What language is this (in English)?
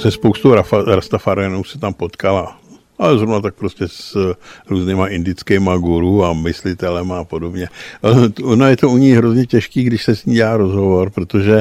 Czech